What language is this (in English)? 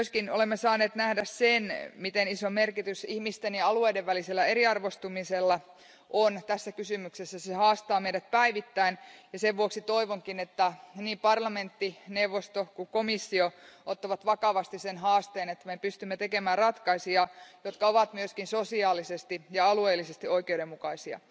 Finnish